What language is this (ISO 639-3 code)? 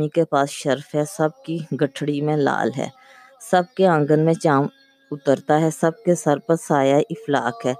urd